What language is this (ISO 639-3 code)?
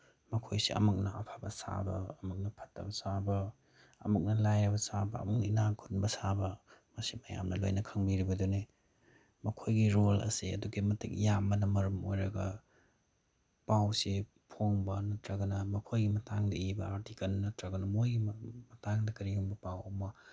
mni